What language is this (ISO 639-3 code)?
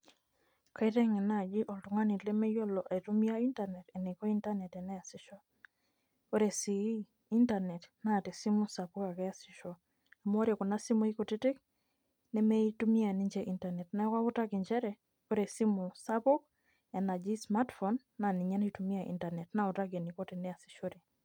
mas